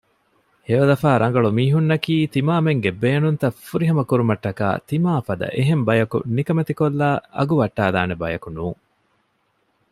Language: Divehi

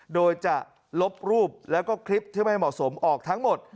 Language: Thai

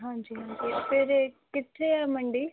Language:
Punjabi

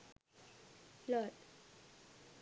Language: Sinhala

